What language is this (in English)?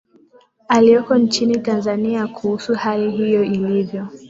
Swahili